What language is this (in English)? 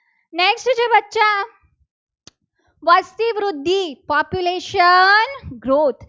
Gujarati